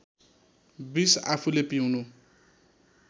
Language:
Nepali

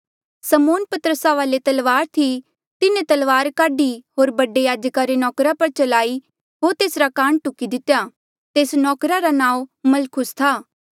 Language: Mandeali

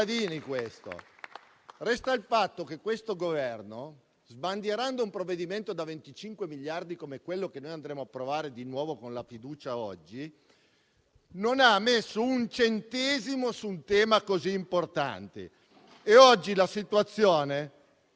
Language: Italian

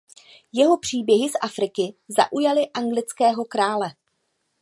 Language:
Czech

